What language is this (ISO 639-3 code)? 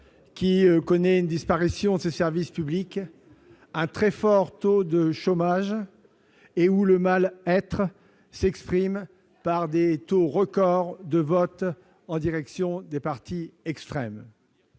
fra